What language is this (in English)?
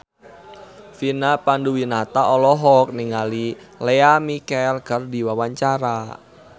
Sundanese